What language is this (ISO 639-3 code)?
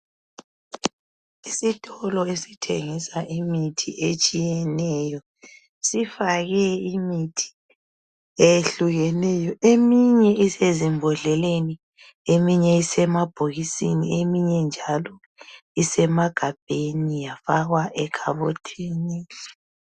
nde